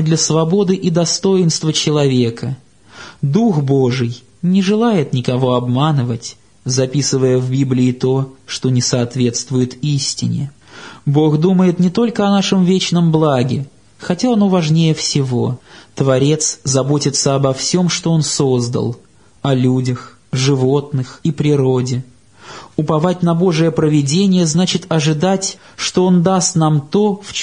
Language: Russian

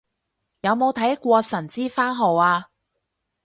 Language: Cantonese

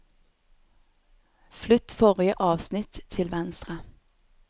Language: Norwegian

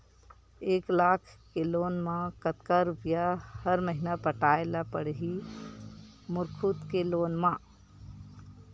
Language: Chhattisgarhi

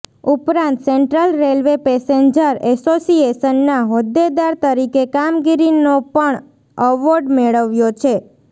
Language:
Gujarati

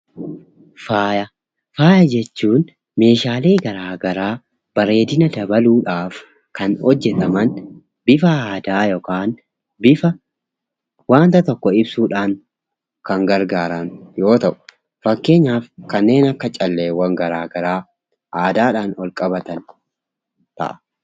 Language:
Oromo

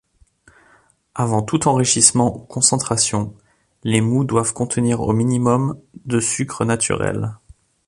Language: French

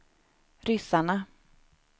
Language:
Swedish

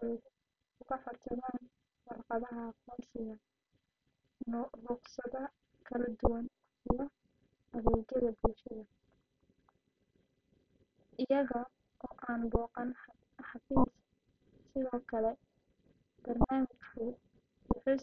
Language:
Somali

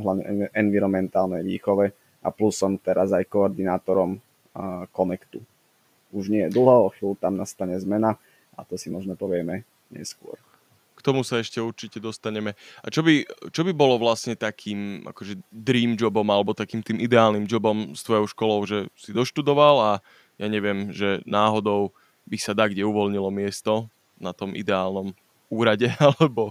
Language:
Slovak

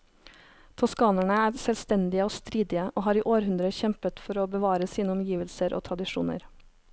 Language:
Norwegian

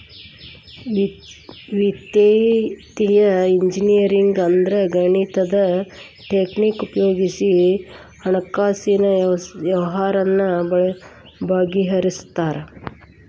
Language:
Kannada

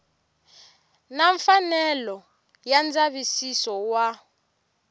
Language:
Tsonga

